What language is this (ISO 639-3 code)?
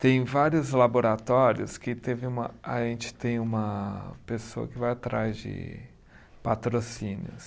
por